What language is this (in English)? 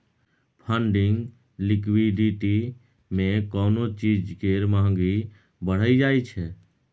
Maithili